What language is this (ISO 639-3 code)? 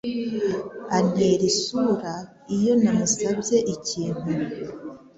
kin